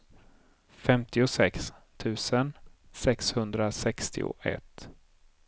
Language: Swedish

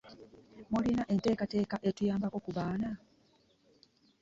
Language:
Ganda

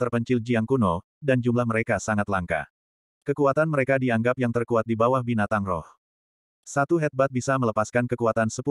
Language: Indonesian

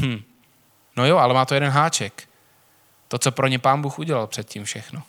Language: Czech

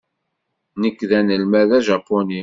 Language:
Kabyle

